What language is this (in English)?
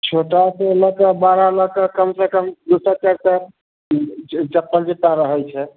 Maithili